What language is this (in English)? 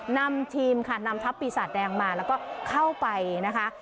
Thai